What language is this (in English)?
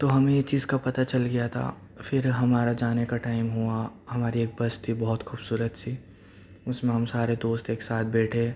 Urdu